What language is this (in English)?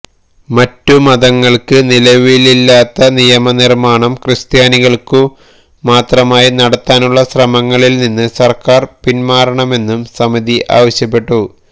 Malayalam